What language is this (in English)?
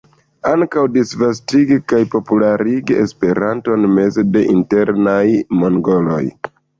Esperanto